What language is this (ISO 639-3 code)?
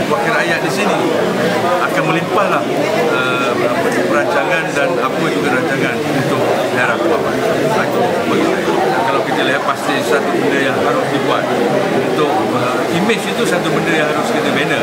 msa